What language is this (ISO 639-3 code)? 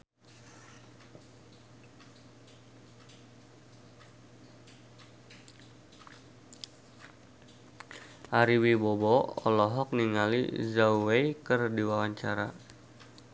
sun